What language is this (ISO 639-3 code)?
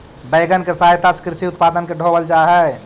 mag